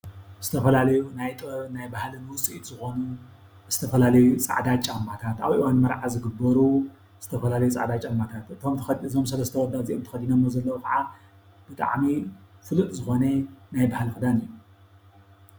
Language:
Tigrinya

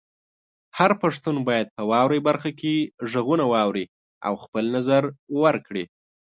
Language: Pashto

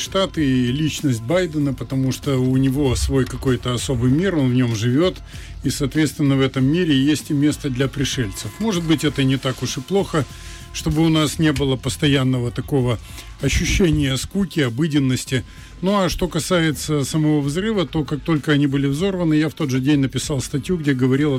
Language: Russian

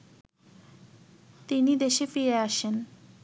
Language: Bangla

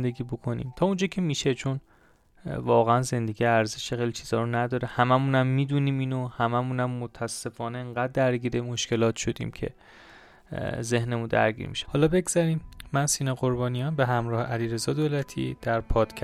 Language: Persian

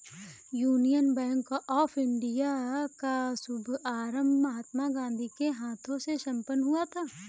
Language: Hindi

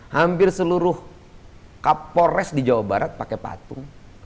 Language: Indonesian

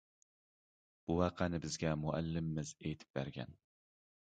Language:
Uyghur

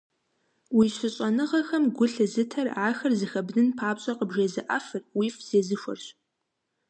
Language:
Kabardian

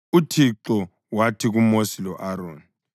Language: North Ndebele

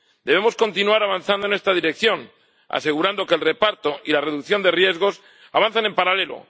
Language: Spanish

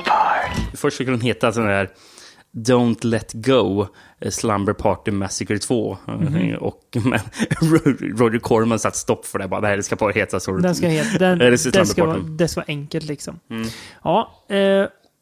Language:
Swedish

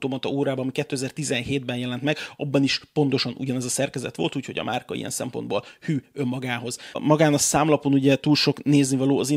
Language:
Hungarian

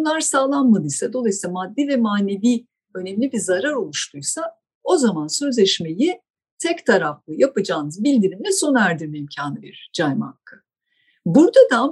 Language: Turkish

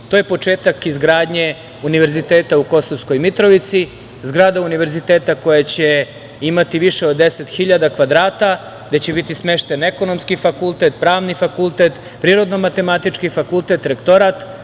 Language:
Serbian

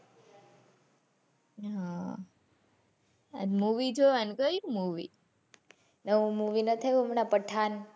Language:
Gujarati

